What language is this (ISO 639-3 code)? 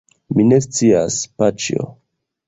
epo